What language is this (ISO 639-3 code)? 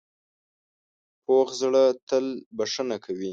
pus